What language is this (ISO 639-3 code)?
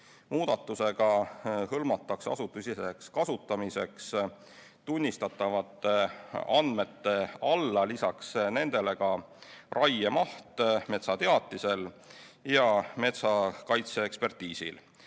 est